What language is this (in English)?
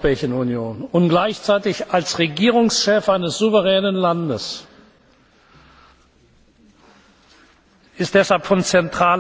German